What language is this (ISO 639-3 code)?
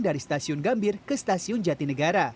ind